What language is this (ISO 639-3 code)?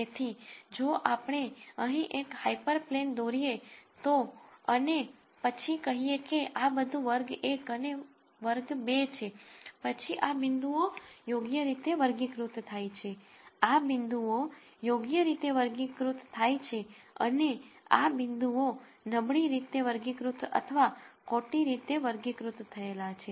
guj